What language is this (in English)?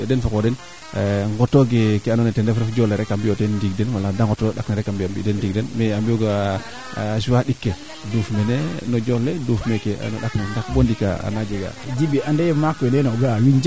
Serer